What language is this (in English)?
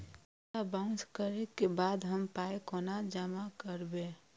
Maithili